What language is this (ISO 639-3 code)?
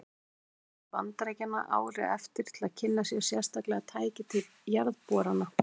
isl